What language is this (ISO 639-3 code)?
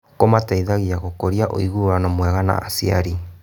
kik